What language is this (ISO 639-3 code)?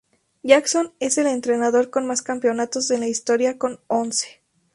spa